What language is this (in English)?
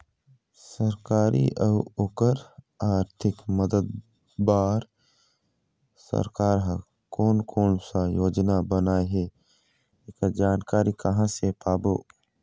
Chhattisgarhi